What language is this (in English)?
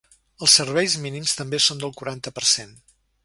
Catalan